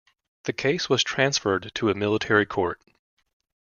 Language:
English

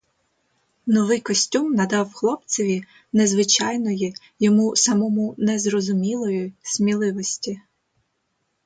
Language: Ukrainian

